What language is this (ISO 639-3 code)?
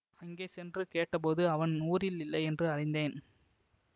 tam